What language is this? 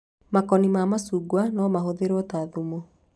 Kikuyu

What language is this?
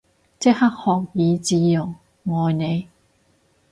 Cantonese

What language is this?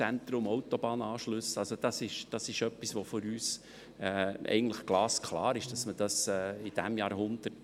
Swiss German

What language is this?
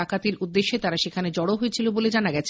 Bangla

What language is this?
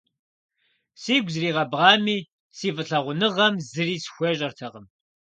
Kabardian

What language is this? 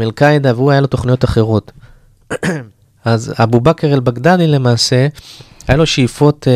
Hebrew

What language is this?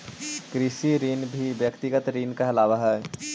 Magahi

